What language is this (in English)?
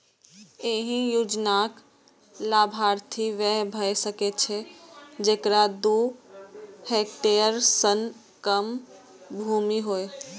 Maithili